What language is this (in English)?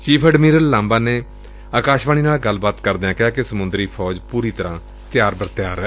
Punjabi